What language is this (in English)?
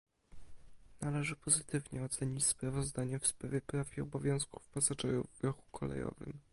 Polish